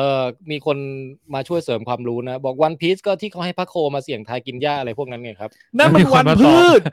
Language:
Thai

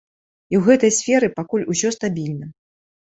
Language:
Belarusian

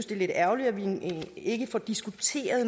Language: Danish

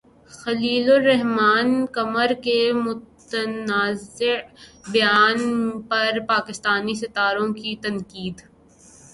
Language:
Urdu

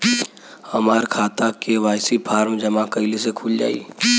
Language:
Bhojpuri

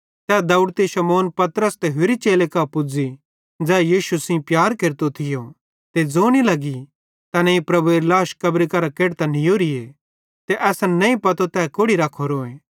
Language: Bhadrawahi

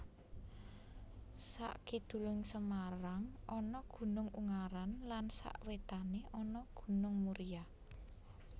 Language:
Javanese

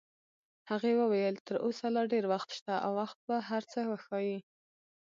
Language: Pashto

